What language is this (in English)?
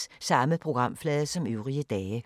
Danish